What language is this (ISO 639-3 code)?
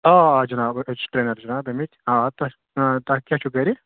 kas